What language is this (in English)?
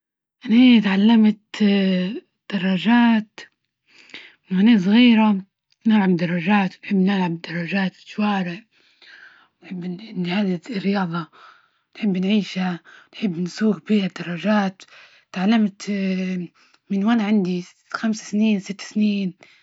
Libyan Arabic